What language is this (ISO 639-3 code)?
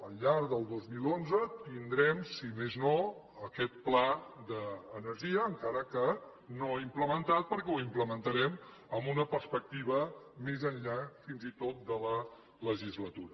cat